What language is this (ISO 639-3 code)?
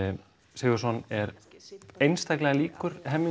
isl